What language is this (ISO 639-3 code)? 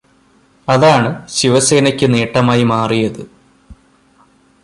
mal